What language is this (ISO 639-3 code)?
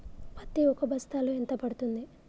tel